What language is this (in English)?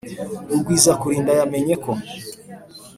Kinyarwanda